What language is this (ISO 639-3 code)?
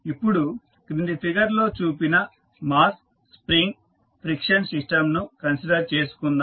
tel